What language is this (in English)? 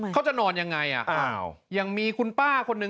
Thai